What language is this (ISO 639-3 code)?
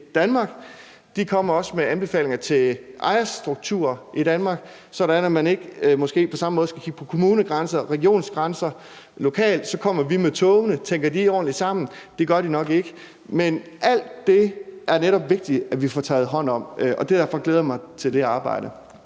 dan